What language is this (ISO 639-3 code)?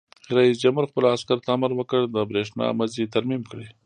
pus